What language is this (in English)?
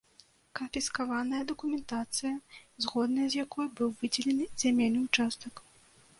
Belarusian